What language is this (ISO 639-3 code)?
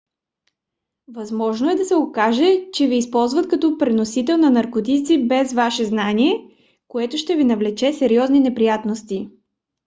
bul